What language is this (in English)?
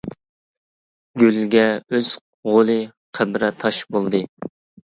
Uyghur